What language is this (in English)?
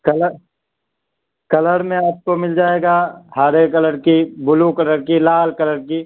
Urdu